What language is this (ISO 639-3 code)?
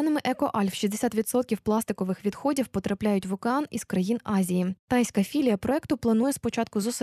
ukr